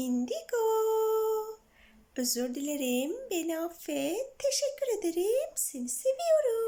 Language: Turkish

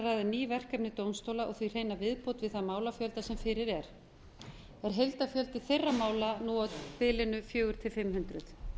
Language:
Icelandic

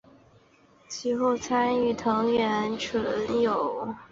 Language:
Chinese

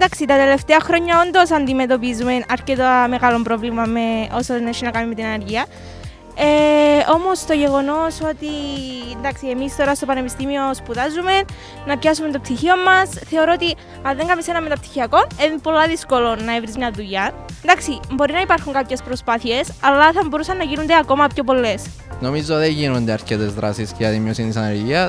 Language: Greek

